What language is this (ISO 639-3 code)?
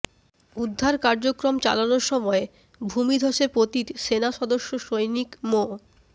ben